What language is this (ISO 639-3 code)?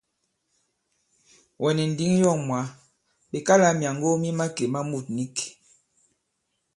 abb